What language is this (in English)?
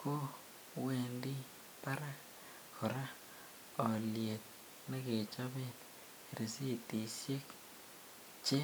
Kalenjin